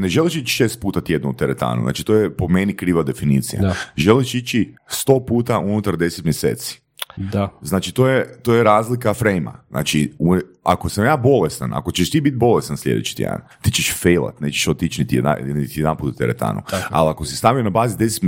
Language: Croatian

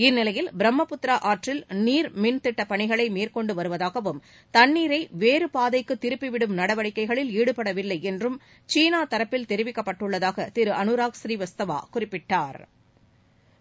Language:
Tamil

